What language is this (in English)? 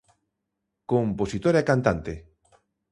Galician